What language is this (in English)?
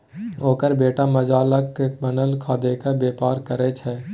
Maithili